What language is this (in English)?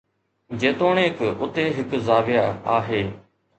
Sindhi